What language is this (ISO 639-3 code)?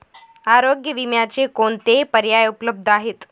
mar